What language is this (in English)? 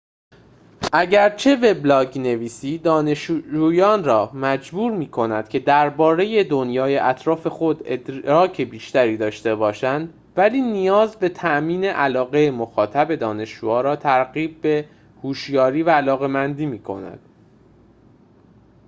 Persian